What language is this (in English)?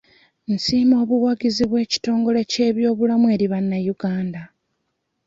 Ganda